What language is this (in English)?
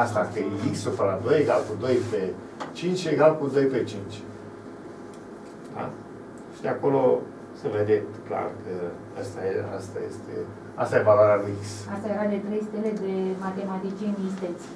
Romanian